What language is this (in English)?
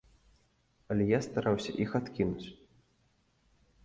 Belarusian